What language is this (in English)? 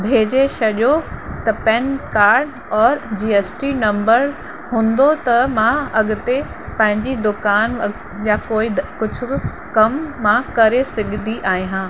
Sindhi